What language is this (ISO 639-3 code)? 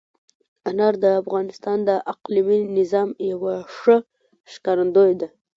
pus